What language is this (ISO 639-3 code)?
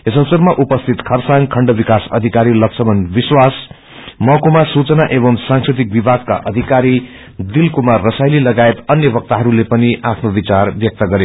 nep